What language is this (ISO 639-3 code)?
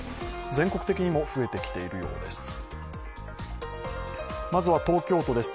jpn